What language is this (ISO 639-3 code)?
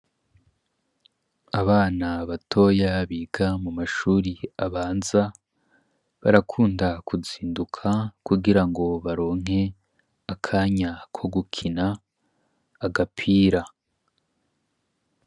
run